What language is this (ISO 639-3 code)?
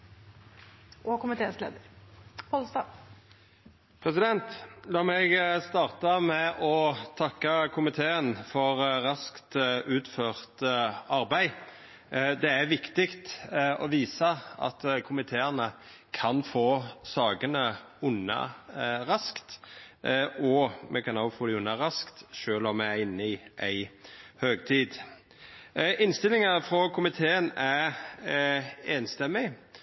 nor